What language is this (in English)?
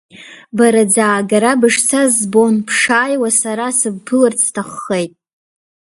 Abkhazian